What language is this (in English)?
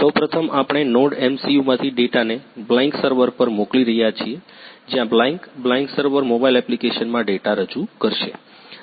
Gujarati